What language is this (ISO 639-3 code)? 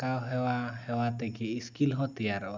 sat